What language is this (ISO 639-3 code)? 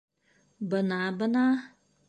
bak